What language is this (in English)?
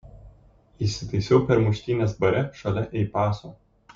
Lithuanian